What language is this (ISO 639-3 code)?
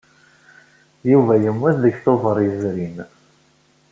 kab